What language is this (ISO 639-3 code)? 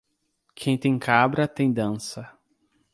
por